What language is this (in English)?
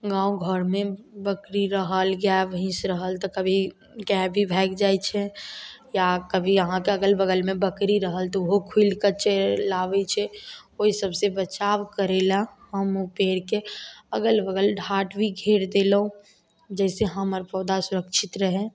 Maithili